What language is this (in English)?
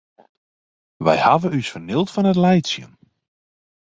Western Frisian